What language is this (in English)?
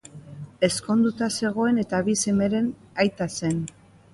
Basque